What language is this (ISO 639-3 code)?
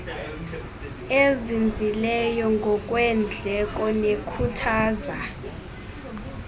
xho